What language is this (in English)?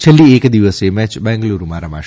Gujarati